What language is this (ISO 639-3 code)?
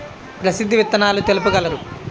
tel